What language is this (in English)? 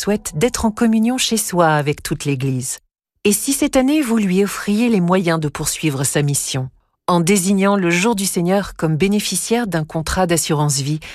French